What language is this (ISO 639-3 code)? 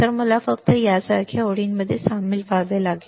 mar